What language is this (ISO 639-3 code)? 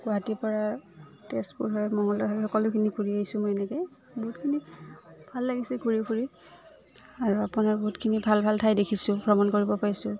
asm